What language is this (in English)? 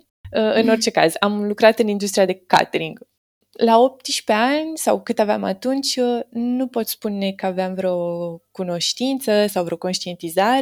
Romanian